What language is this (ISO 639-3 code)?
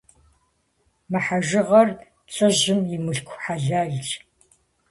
kbd